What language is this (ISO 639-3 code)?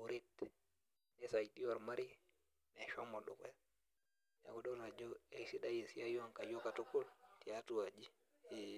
mas